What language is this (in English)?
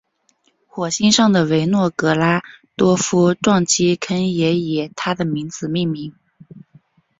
Chinese